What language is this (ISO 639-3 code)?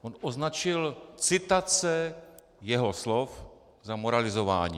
ces